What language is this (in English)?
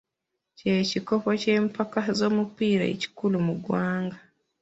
Ganda